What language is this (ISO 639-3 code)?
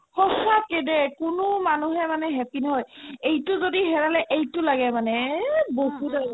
asm